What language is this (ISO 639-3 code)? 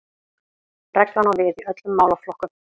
isl